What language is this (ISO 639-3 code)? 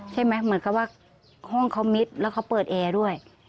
tha